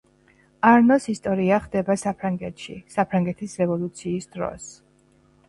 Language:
Georgian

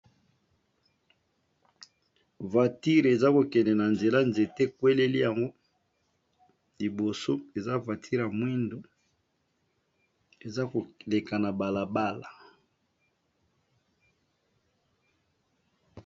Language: Lingala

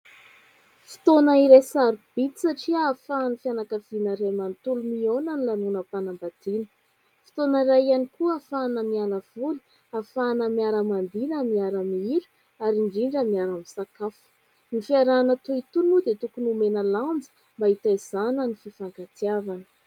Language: Malagasy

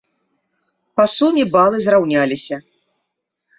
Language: Belarusian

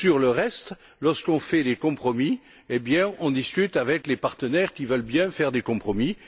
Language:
French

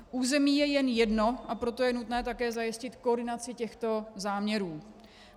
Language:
Czech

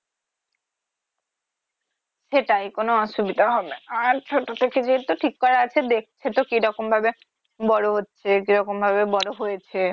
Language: Bangla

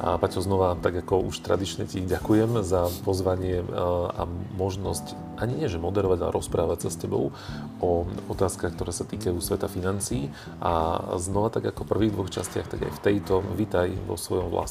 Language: Slovak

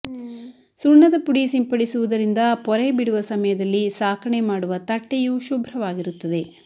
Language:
Kannada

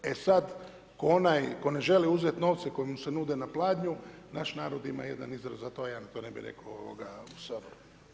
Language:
Croatian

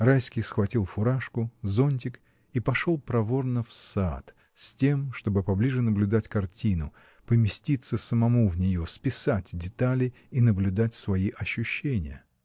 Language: Russian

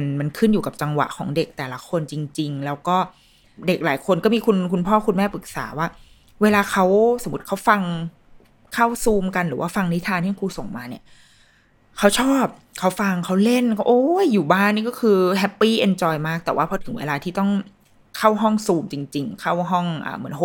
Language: Thai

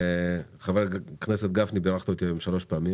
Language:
Hebrew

